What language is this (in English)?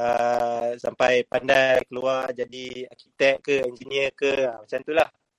Malay